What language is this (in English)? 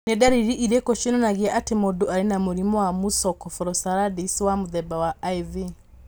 Kikuyu